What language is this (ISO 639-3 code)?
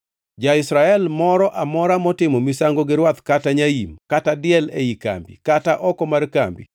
luo